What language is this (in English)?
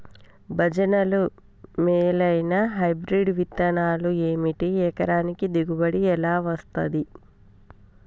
Telugu